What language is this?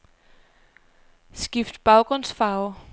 Danish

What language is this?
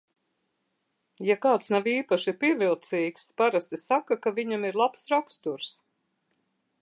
Latvian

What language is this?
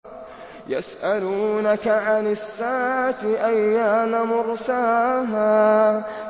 Arabic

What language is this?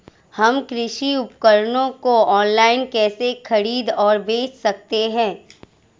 Hindi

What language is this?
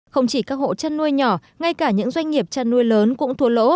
Vietnamese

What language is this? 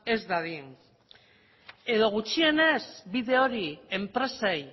Basque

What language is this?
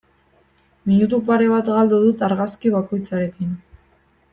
Basque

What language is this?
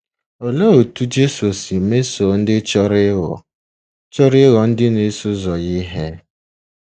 Igbo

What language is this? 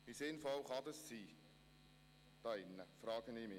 Swiss German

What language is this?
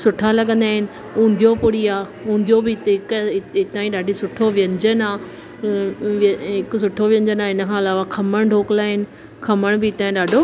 Sindhi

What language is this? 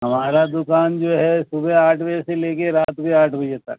Urdu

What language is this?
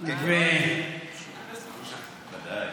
Hebrew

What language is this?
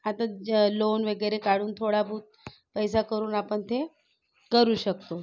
Marathi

